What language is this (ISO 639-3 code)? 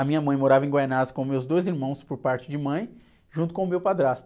por